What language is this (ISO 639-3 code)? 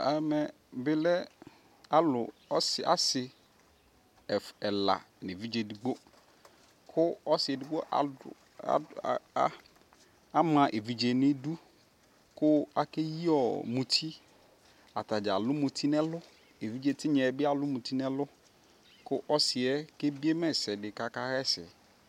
kpo